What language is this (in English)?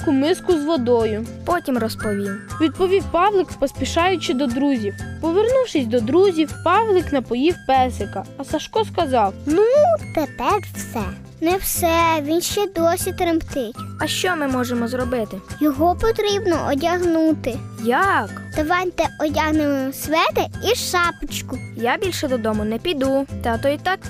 Ukrainian